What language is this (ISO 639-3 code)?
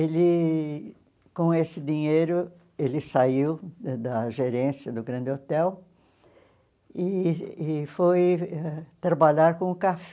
por